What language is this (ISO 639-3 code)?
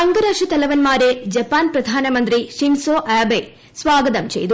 mal